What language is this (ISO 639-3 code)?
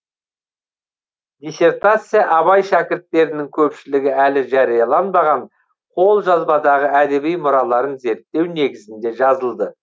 kaz